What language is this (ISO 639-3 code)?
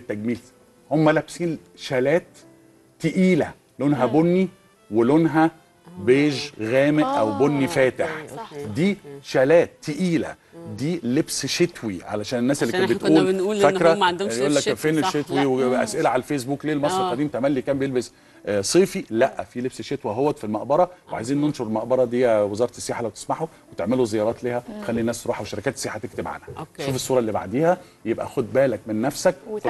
ara